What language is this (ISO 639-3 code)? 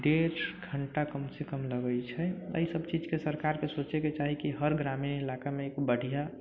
mai